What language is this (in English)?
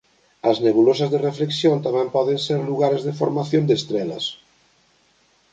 Galician